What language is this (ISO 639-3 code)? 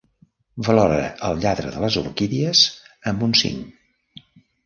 cat